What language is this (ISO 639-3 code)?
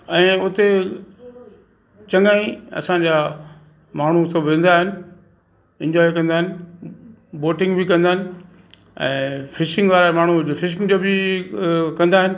snd